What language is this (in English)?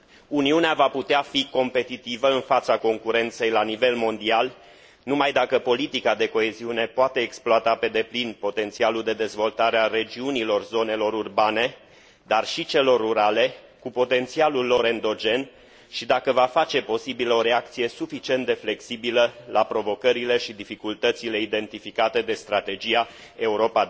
Romanian